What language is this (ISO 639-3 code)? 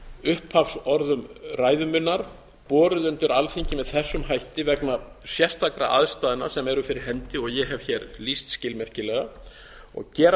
isl